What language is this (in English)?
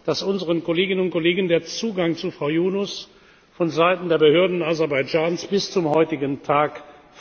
German